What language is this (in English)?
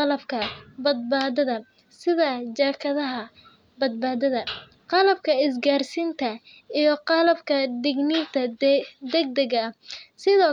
Somali